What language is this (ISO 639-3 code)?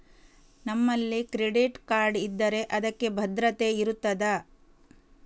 kan